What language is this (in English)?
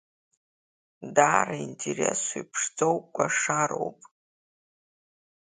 Abkhazian